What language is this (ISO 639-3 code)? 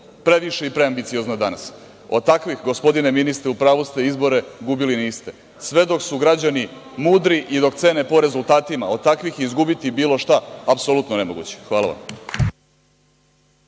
srp